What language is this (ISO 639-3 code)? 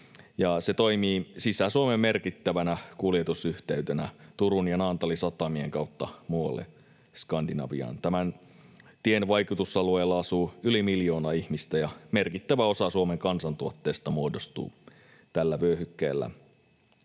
fin